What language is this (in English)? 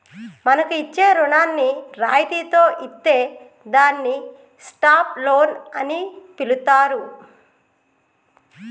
Telugu